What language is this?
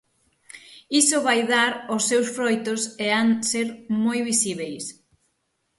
Galician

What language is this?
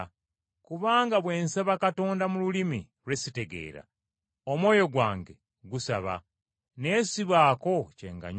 Ganda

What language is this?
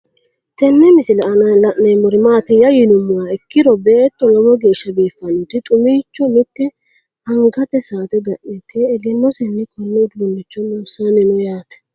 Sidamo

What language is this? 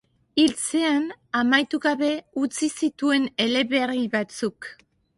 Basque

